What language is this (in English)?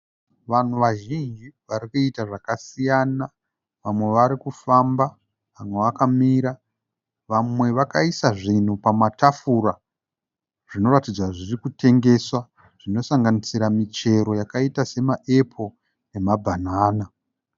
Shona